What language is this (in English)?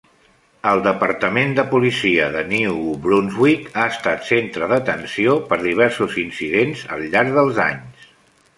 Catalan